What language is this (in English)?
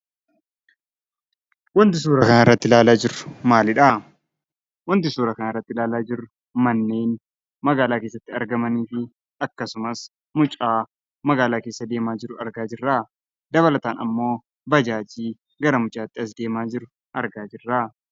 Oromo